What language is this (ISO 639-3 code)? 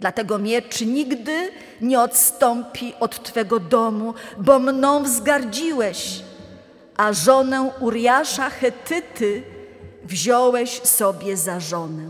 pol